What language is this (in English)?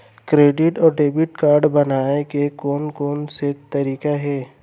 Chhattisgarhi